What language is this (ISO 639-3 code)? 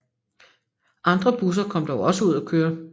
dan